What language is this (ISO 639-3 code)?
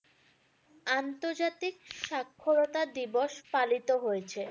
ben